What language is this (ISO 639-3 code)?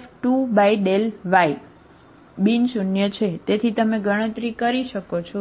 guj